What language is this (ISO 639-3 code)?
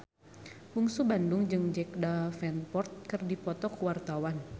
sun